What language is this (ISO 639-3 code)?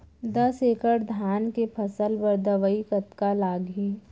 hne